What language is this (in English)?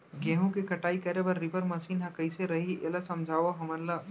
Chhattisgarhi